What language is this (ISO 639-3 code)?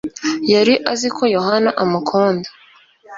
kin